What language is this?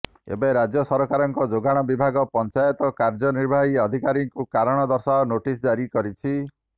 Odia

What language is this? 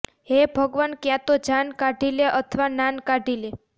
Gujarati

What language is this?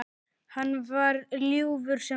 Icelandic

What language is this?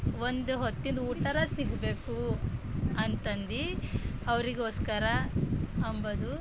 Kannada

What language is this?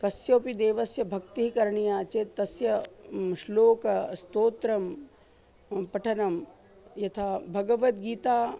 Sanskrit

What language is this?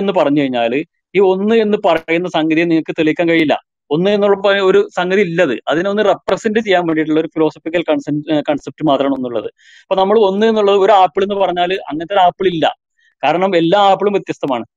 Malayalam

